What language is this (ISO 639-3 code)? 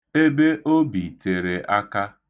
ibo